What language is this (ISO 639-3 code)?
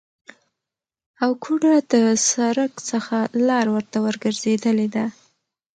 pus